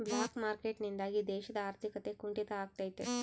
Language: Kannada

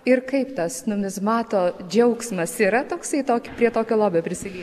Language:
Lithuanian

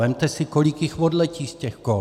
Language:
Czech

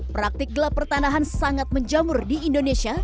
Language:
Indonesian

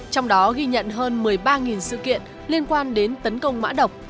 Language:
Vietnamese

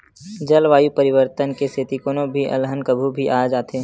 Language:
Chhattisgarhi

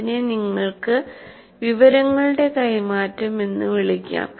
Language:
Malayalam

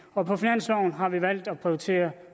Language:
Danish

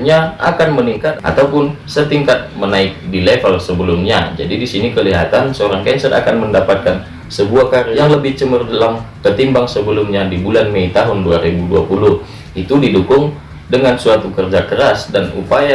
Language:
Indonesian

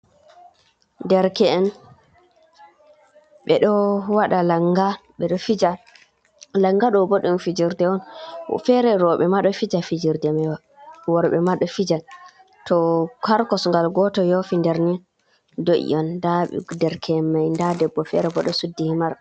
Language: Fula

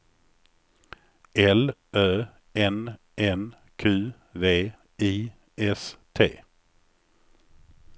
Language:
Swedish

